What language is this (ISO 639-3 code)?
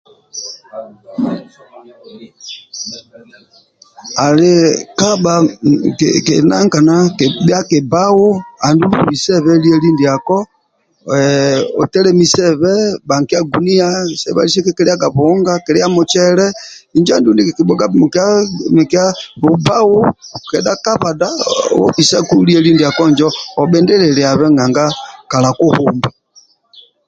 rwm